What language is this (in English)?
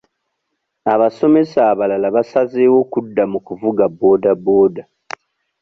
Ganda